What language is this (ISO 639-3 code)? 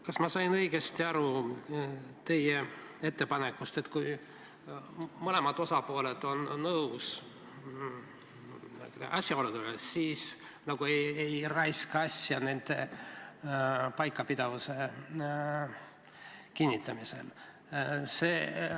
est